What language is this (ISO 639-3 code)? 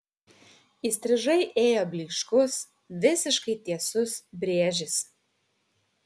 lit